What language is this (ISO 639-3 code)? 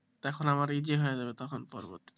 ben